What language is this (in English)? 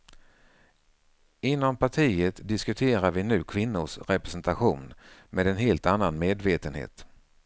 Swedish